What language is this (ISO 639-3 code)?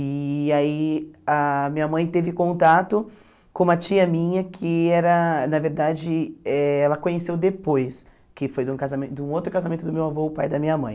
por